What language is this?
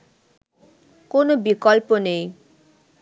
Bangla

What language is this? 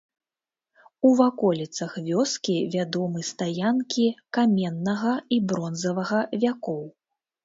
Belarusian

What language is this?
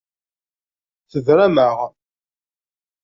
Kabyle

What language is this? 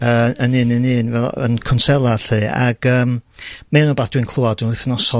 Welsh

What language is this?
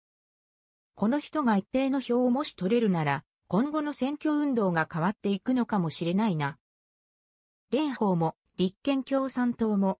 Japanese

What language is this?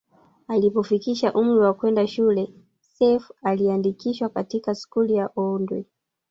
Swahili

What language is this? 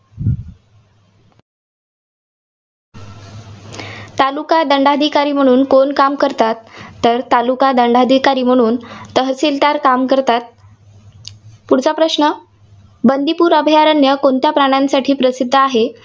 Marathi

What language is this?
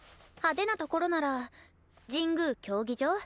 Japanese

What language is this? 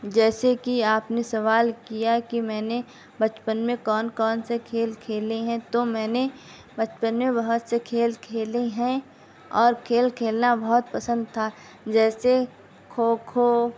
Urdu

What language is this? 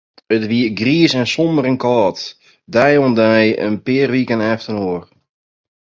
Western Frisian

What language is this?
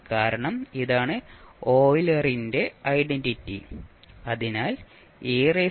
Malayalam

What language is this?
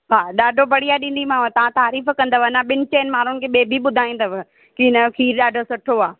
Sindhi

